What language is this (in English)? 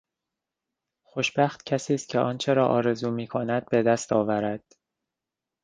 Persian